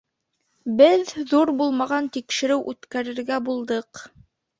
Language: Bashkir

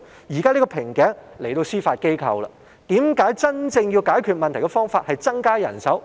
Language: Cantonese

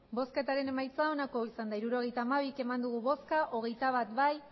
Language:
Basque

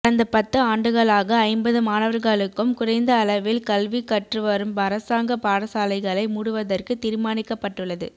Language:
Tamil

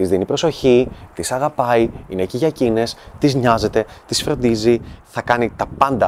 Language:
Greek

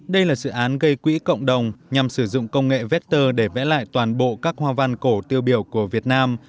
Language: Vietnamese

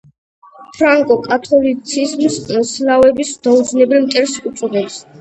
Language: Georgian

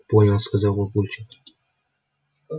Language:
Russian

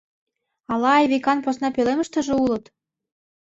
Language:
Mari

